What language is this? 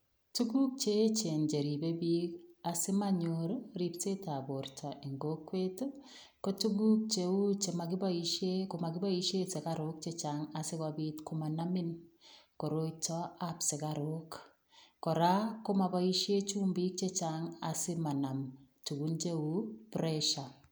Kalenjin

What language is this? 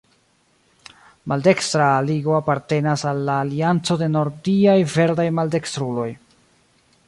Esperanto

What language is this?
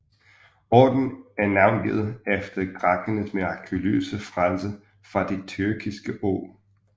Danish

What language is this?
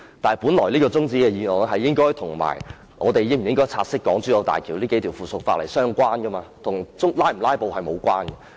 Cantonese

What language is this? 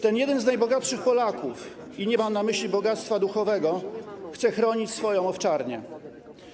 Polish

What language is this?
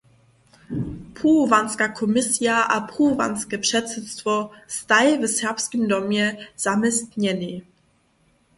Upper Sorbian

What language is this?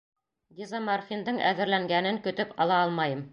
Bashkir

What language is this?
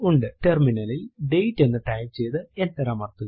Malayalam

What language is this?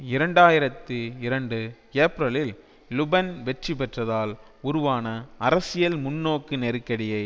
Tamil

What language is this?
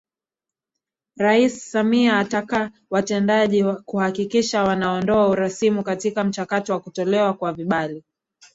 Swahili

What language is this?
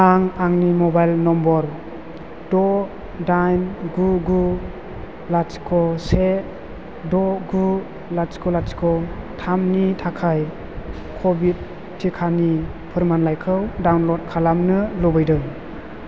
Bodo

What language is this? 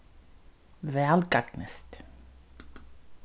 Faroese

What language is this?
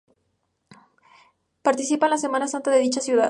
Spanish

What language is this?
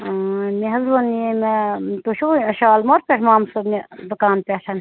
Kashmiri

